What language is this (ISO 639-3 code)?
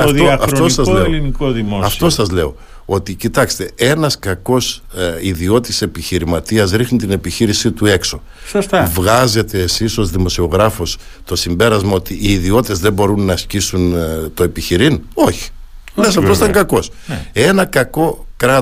ell